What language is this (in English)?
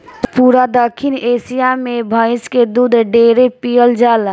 Bhojpuri